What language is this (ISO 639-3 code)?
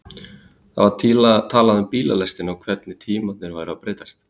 isl